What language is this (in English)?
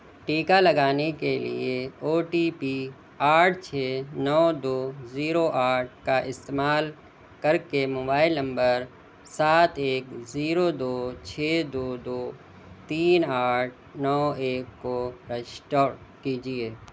Urdu